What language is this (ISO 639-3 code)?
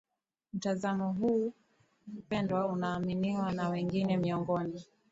swa